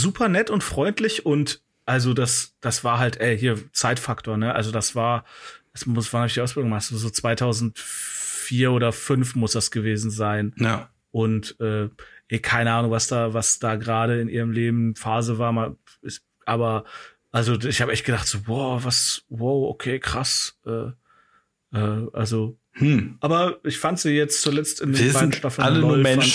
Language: German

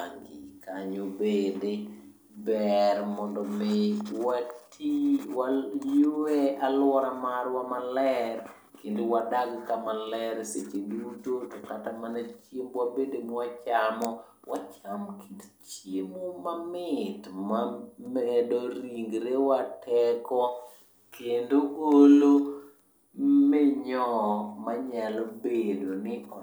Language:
Luo (Kenya and Tanzania)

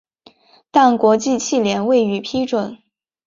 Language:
Chinese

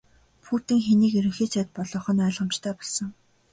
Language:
Mongolian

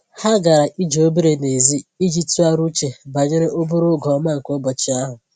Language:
Igbo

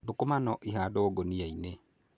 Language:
Kikuyu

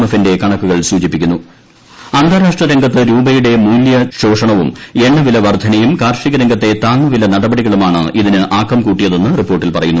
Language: Malayalam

